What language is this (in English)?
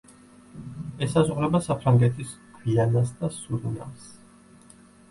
Georgian